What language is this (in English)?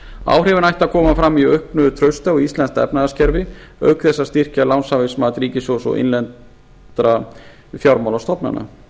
Icelandic